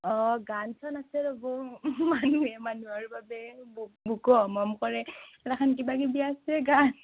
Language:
Assamese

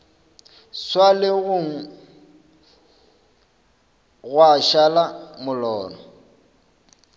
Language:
Northern Sotho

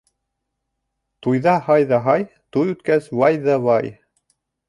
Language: Bashkir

